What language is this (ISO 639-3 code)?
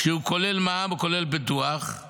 heb